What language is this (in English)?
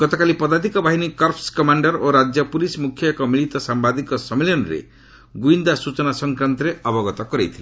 Odia